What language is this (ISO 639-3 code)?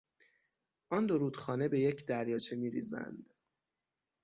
fas